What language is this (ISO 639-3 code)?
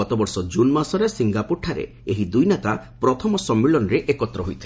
ori